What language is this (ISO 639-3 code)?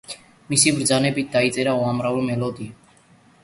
kat